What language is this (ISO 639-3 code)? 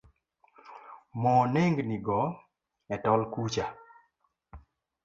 luo